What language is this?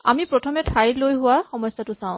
Assamese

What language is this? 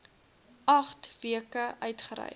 Afrikaans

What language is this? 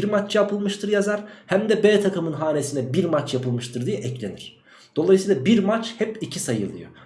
Turkish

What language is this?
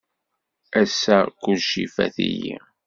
Kabyle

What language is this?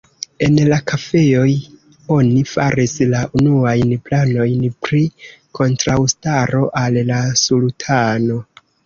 Esperanto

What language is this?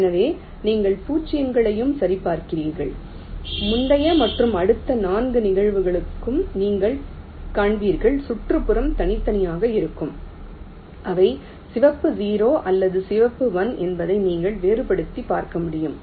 Tamil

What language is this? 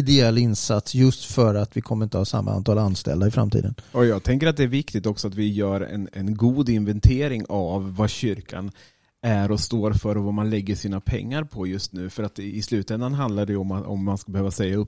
Swedish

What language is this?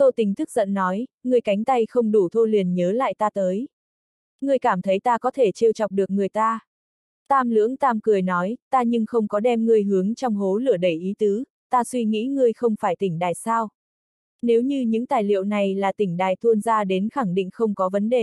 Vietnamese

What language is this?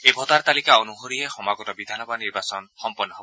Assamese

